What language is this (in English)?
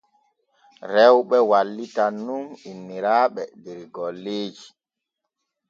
Borgu Fulfulde